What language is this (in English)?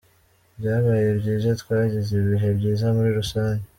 Kinyarwanda